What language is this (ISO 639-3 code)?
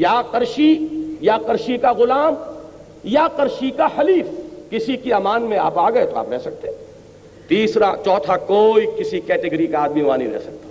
urd